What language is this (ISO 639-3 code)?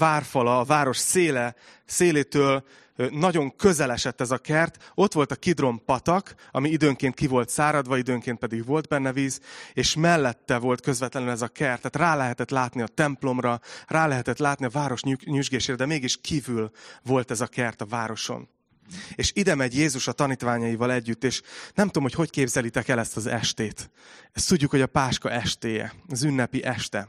hun